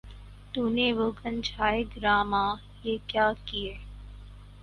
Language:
Urdu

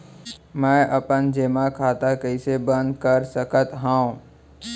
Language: Chhattisgarhi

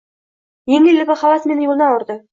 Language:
Uzbek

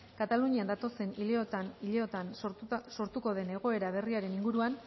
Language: Basque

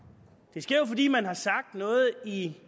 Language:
Danish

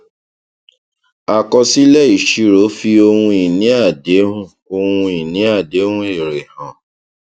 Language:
Yoruba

